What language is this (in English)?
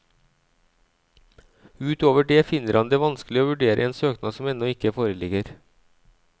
Norwegian